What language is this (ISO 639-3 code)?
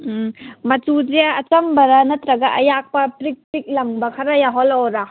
mni